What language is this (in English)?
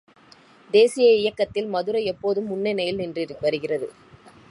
Tamil